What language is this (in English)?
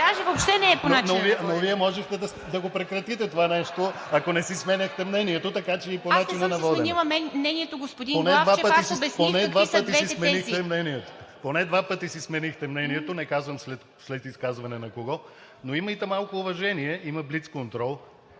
Bulgarian